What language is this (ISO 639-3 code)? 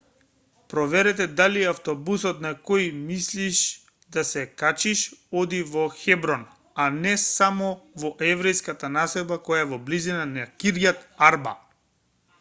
mkd